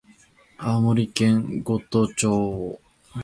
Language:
Japanese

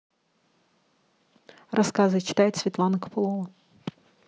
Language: Russian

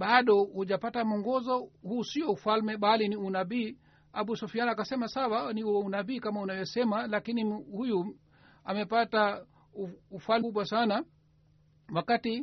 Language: Swahili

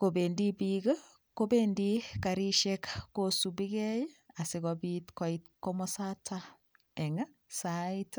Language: Kalenjin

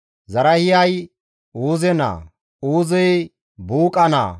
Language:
Gamo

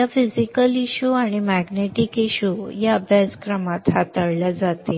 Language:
Marathi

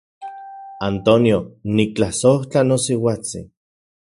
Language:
Central Puebla Nahuatl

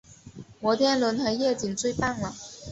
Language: Chinese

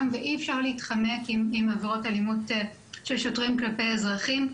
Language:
Hebrew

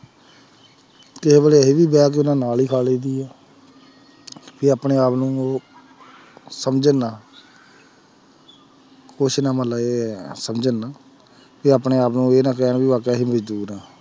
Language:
Punjabi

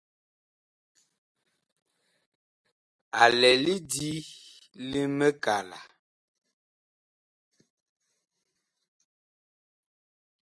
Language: Bakoko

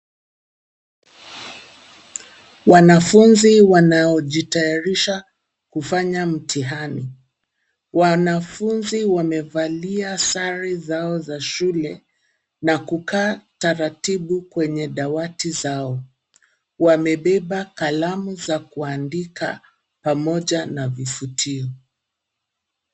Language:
Swahili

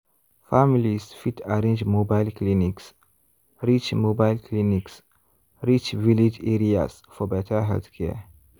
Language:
Nigerian Pidgin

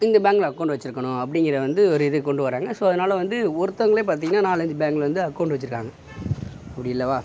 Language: Tamil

